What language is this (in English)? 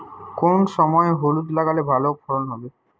Bangla